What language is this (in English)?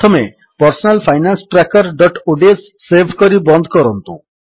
Odia